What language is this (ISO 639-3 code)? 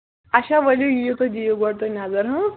kas